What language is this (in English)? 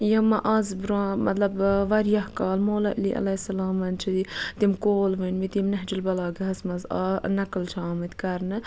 Kashmiri